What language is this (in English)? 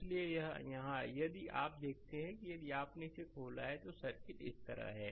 Hindi